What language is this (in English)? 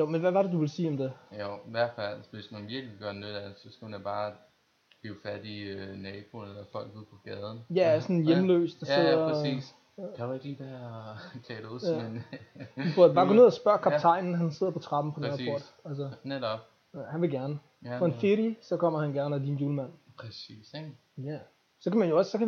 Danish